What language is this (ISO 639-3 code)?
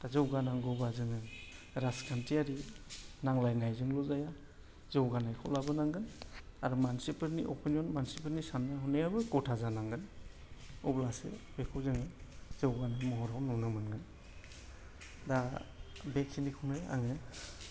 brx